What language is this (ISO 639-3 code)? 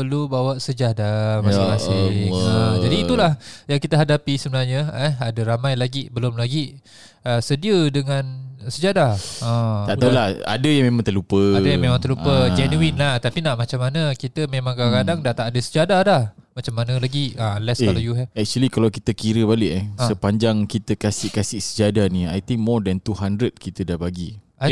msa